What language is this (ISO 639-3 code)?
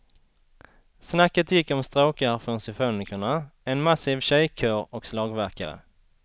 swe